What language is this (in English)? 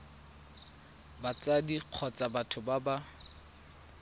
Tswana